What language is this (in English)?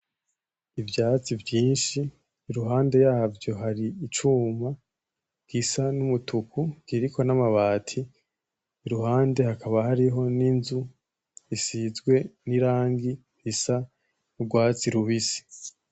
Rundi